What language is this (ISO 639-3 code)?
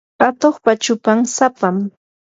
qur